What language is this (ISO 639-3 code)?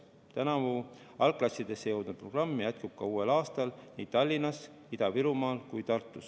est